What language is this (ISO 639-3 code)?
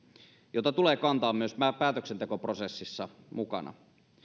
fin